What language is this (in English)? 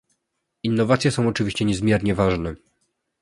Polish